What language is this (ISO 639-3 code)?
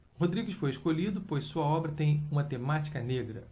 por